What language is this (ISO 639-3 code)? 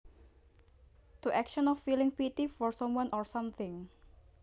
jav